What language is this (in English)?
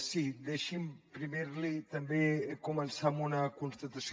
Catalan